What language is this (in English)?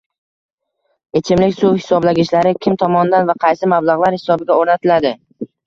Uzbek